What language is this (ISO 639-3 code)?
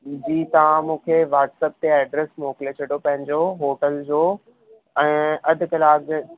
snd